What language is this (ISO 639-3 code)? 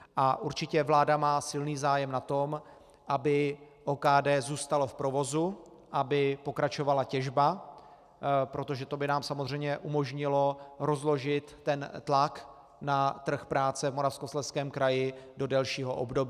ces